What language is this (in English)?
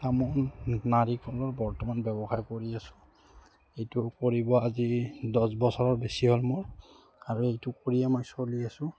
Assamese